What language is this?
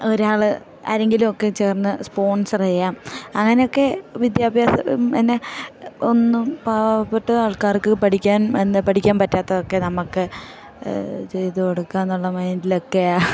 Malayalam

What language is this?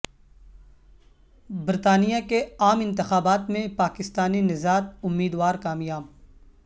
Urdu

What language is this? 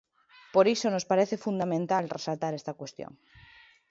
Galician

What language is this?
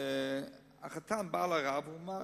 Hebrew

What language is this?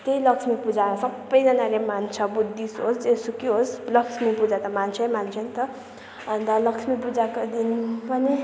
Nepali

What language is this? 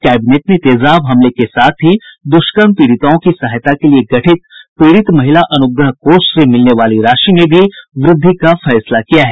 Hindi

